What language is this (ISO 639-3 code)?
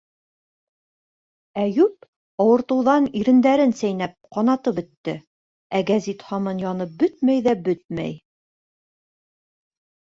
bak